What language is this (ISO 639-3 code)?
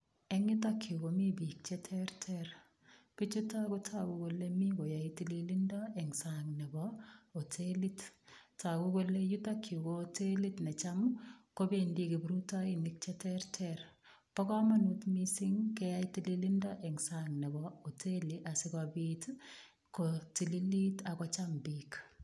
kln